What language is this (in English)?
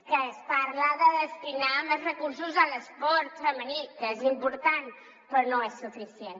Catalan